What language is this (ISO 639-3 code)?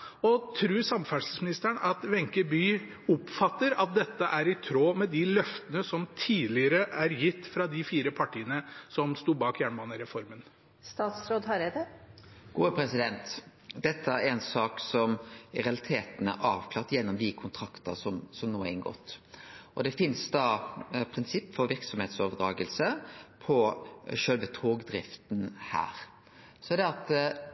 nor